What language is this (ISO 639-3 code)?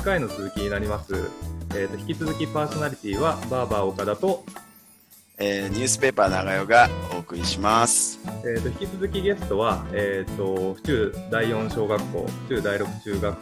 jpn